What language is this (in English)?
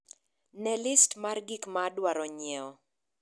Luo (Kenya and Tanzania)